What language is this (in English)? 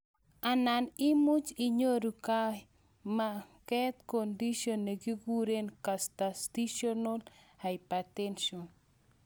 Kalenjin